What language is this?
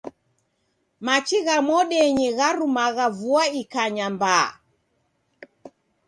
Taita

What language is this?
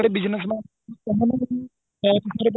Punjabi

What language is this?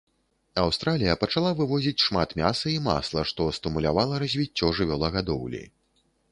Belarusian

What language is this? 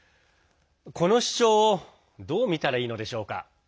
Japanese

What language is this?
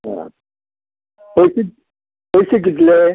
Konkani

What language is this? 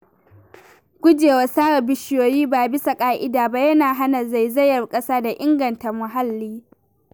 Hausa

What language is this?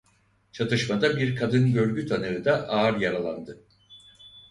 Turkish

